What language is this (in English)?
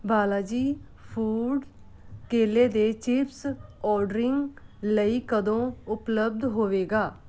Punjabi